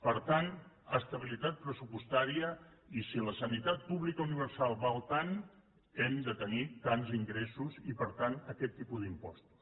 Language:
Catalan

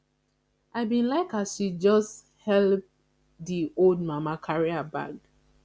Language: Nigerian Pidgin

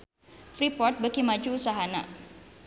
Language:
Sundanese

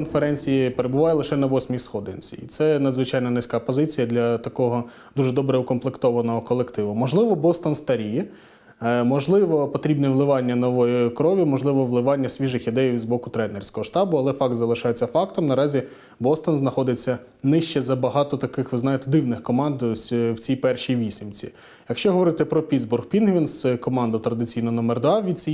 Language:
Ukrainian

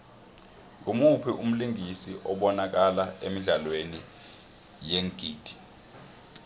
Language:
South Ndebele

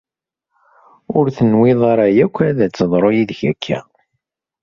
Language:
Kabyle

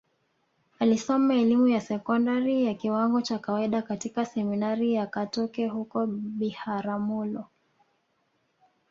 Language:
Swahili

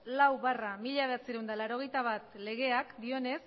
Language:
Basque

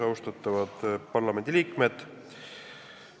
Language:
Estonian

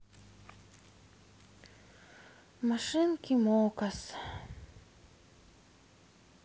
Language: Russian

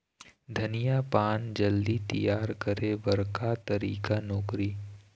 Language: Chhattisgarhi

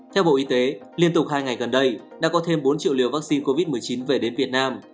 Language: Vietnamese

